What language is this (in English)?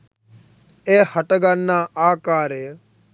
Sinhala